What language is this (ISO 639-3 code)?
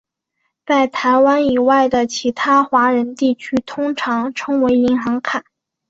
zho